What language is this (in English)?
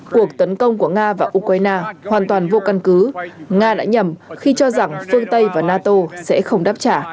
Vietnamese